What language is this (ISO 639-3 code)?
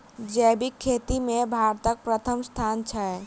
mai